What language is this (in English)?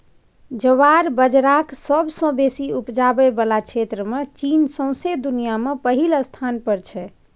Maithili